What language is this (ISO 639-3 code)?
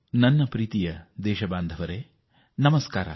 kan